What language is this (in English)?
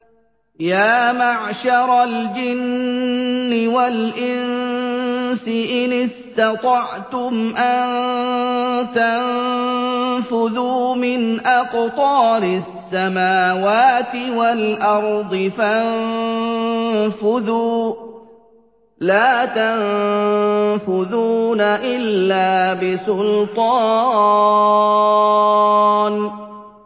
Arabic